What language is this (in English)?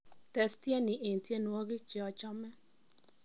Kalenjin